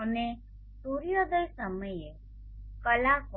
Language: Gujarati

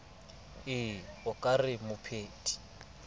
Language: Southern Sotho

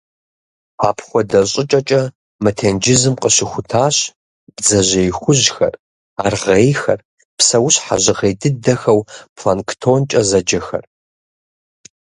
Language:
Kabardian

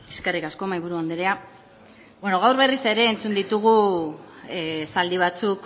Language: Basque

